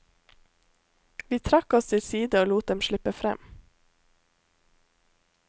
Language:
Norwegian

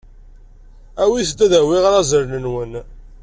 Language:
Kabyle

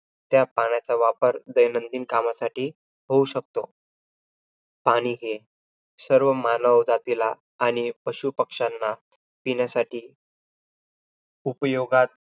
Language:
Marathi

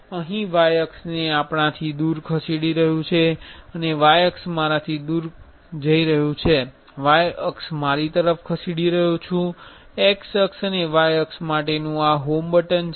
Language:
Gujarati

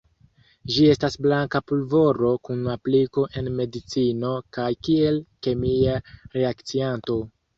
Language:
Esperanto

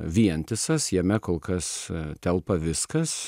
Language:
Lithuanian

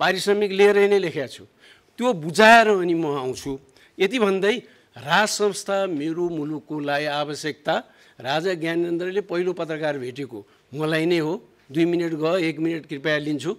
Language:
Indonesian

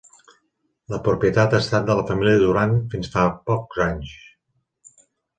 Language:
Catalan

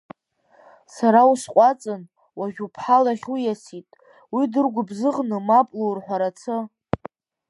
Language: Abkhazian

